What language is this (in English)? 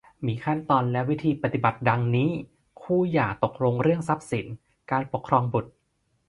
Thai